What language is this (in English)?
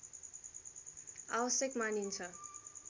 Nepali